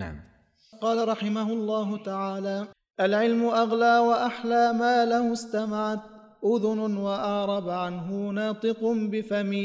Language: Arabic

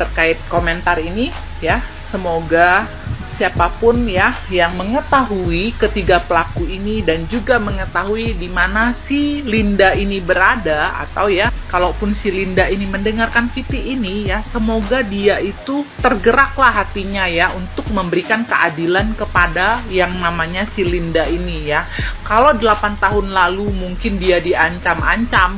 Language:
Indonesian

